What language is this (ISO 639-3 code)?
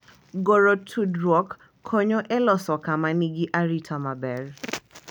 luo